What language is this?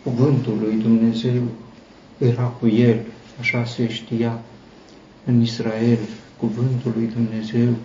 Romanian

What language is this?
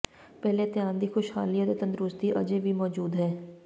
Punjabi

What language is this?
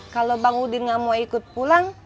Indonesian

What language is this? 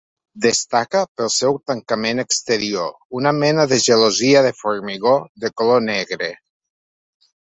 Catalan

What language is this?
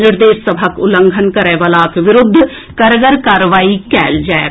Maithili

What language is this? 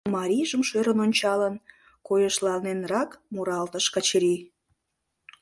Mari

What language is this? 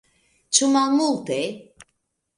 Esperanto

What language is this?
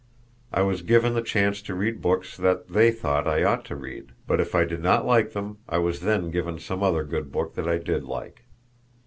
English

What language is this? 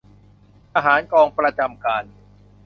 Thai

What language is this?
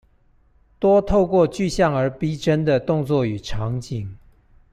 Chinese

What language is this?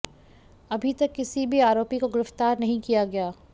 Hindi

